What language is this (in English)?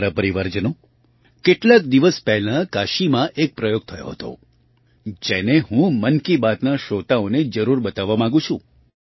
Gujarati